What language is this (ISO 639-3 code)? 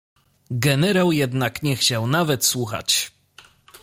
pol